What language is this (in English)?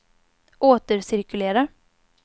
Swedish